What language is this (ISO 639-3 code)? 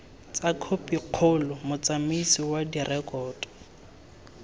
tsn